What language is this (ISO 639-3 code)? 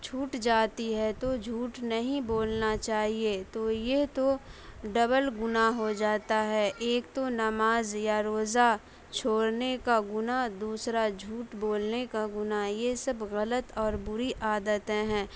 urd